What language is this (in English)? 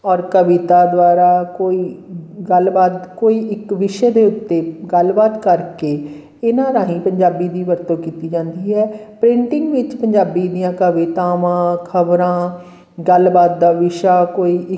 Punjabi